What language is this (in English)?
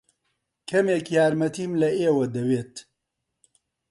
Central Kurdish